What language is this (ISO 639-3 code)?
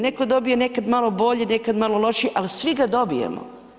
hrv